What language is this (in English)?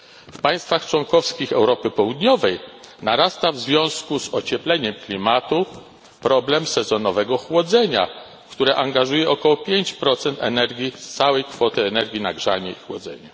Polish